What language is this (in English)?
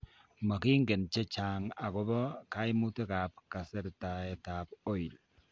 Kalenjin